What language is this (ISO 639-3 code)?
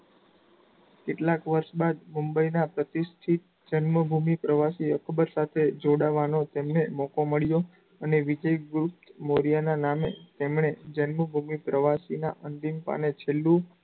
guj